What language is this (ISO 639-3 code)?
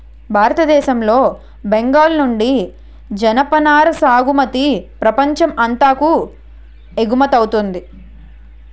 tel